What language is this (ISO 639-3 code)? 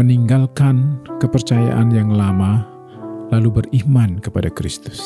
ind